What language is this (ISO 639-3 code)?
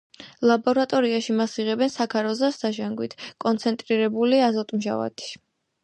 kat